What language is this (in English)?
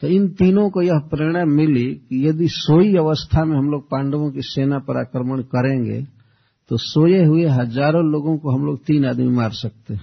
Hindi